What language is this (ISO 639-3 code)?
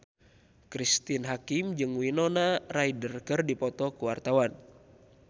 sun